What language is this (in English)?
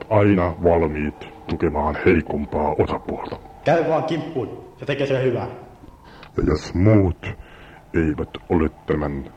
Finnish